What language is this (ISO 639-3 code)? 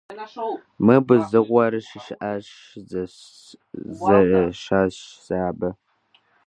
kbd